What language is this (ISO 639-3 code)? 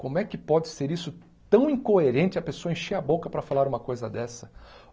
por